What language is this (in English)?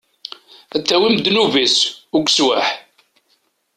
Kabyle